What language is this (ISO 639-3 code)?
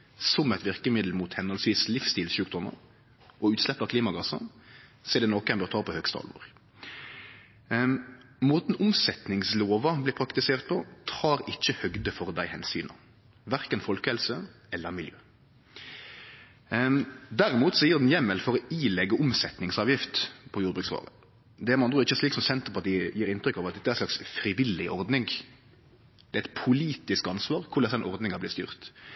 nno